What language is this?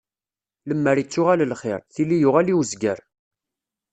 Kabyle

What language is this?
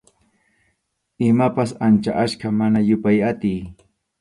Arequipa-La Unión Quechua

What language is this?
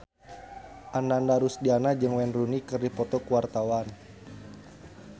Sundanese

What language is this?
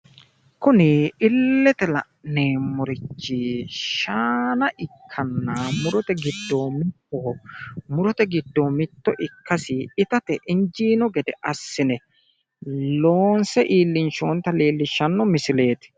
Sidamo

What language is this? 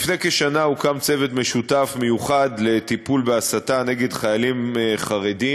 Hebrew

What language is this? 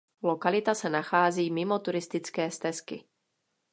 Czech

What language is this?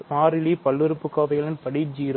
Tamil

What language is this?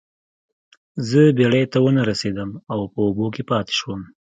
Pashto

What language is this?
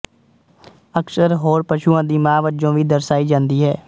Punjabi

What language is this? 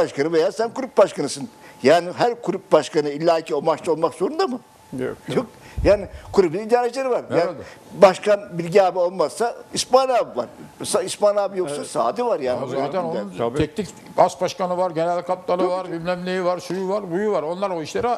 Turkish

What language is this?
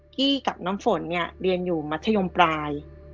Thai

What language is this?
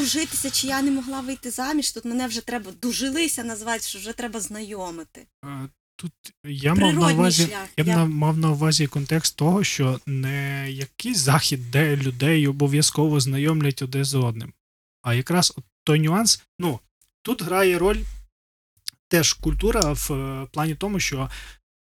Ukrainian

